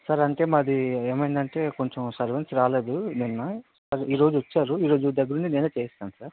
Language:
Telugu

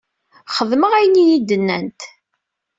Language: Kabyle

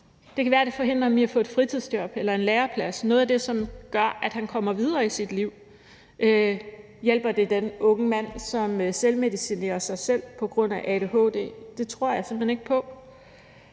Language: Danish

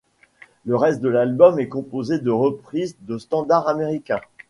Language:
French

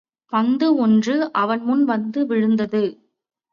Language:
Tamil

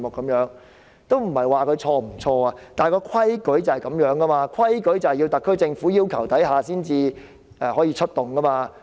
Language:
Cantonese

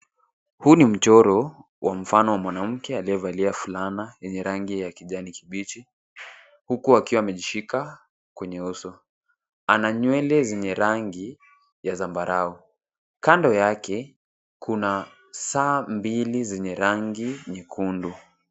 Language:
Swahili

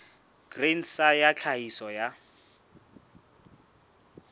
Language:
Southern Sotho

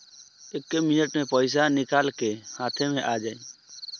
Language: Bhojpuri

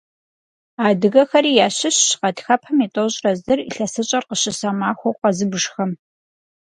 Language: Kabardian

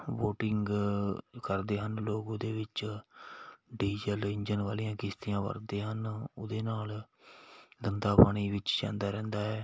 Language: Punjabi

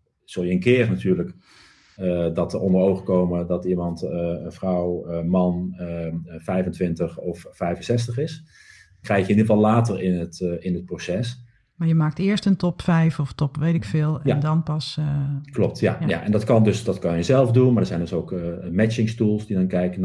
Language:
Dutch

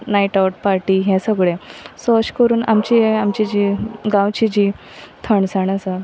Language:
Konkani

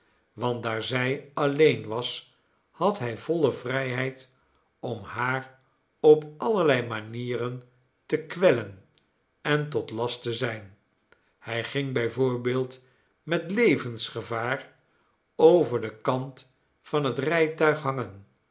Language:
Dutch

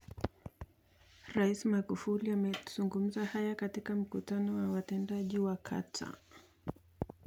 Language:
Kalenjin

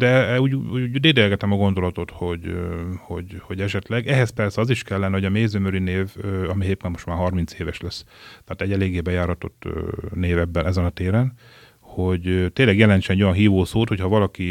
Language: Hungarian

